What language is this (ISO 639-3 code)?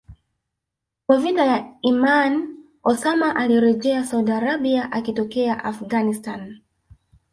swa